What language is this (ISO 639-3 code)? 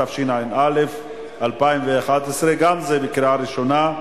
heb